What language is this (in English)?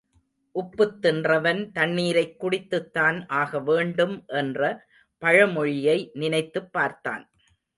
Tamil